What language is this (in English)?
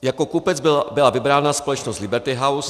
Czech